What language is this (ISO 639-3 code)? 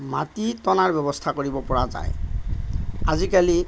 asm